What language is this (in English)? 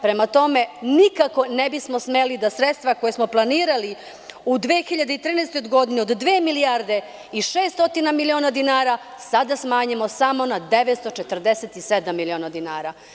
Serbian